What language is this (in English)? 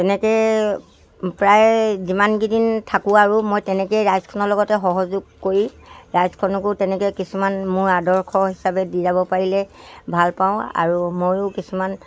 Assamese